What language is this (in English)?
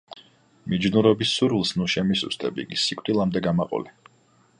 Georgian